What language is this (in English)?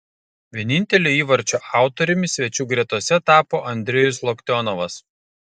Lithuanian